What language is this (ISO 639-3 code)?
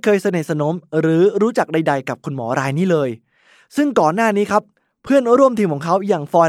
tha